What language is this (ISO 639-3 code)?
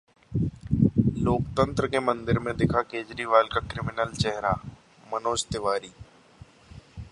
hin